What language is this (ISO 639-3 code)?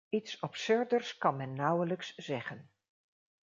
nld